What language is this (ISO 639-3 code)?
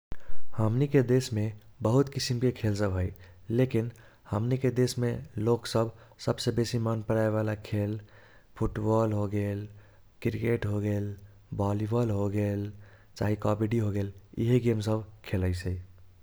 thq